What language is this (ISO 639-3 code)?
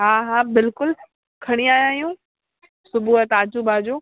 snd